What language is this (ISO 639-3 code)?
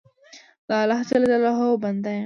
pus